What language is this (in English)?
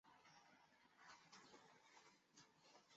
Chinese